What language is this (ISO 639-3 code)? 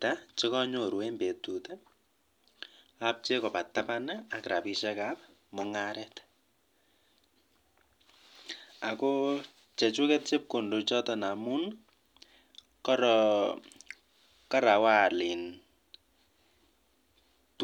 kln